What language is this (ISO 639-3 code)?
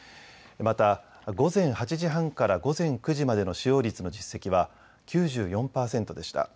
jpn